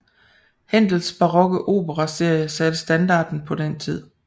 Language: Danish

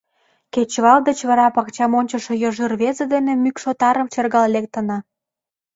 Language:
Mari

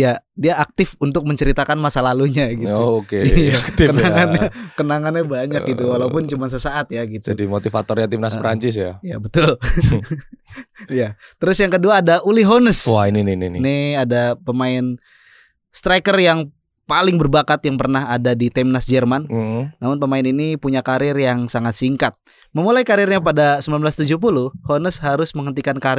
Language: Indonesian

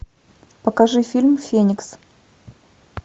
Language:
Russian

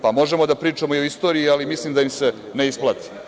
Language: Serbian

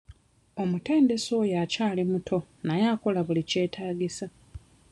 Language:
Ganda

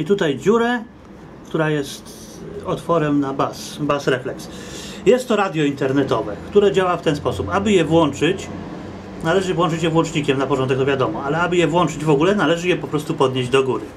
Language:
Polish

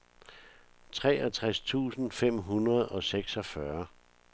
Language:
Danish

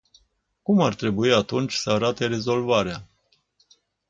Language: Romanian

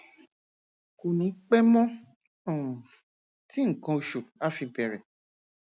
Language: Yoruba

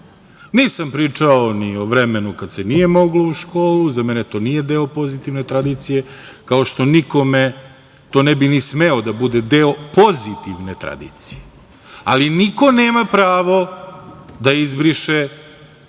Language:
Serbian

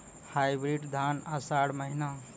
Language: Maithili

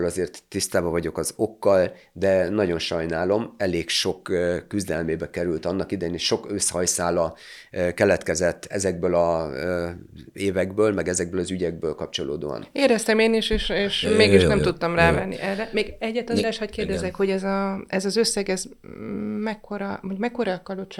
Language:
Hungarian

